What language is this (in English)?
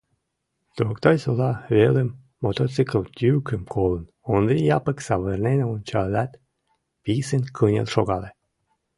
Mari